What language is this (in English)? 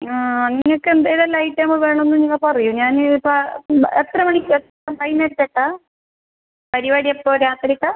Malayalam